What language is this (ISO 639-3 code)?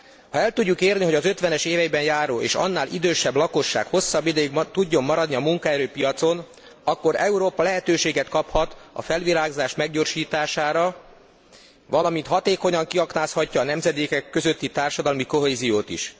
hun